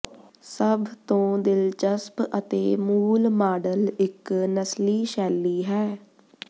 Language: Punjabi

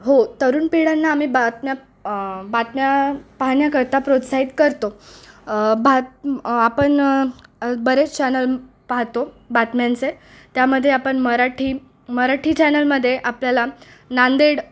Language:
Marathi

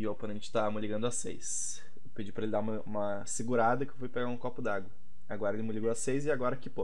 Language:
Portuguese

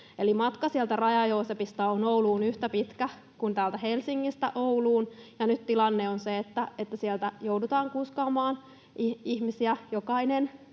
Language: Finnish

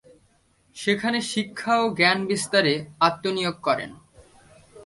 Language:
Bangla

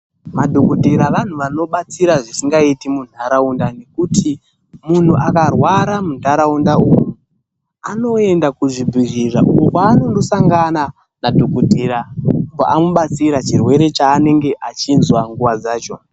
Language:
Ndau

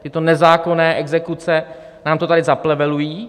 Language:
Czech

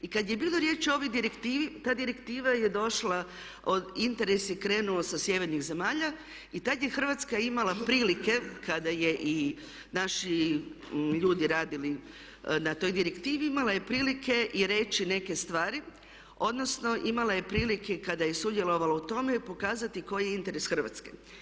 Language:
Croatian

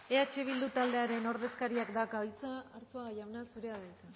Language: Basque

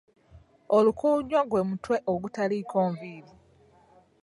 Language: Ganda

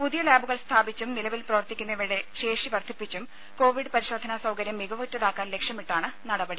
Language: Malayalam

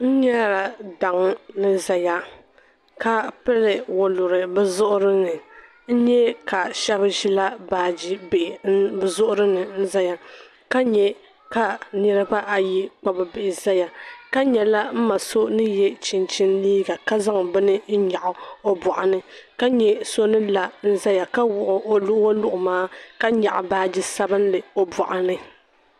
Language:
Dagbani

